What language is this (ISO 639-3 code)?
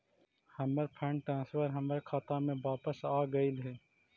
mag